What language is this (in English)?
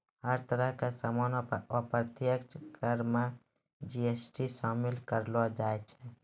Maithili